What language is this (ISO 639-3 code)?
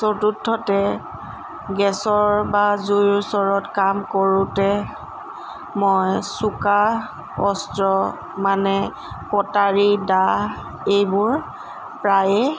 asm